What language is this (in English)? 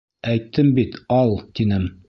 Bashkir